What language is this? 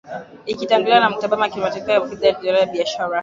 Swahili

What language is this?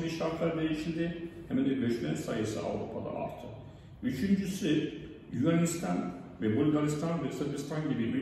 Turkish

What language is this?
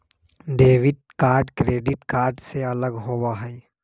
Magahi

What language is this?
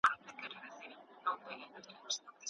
Pashto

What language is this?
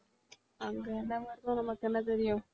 Tamil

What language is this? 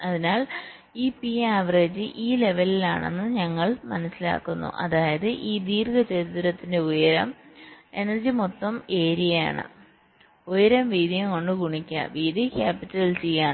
Malayalam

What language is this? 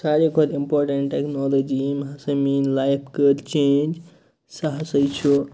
Kashmiri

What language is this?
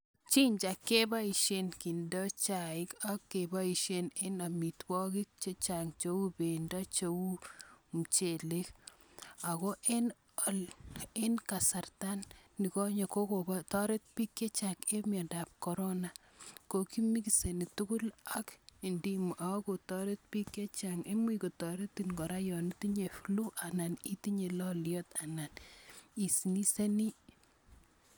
Kalenjin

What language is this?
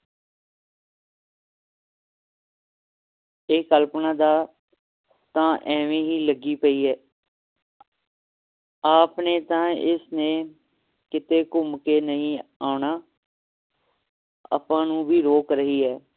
Punjabi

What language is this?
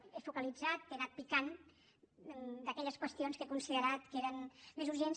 Catalan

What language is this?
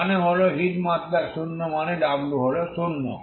Bangla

